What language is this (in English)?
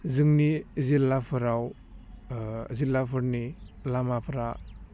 Bodo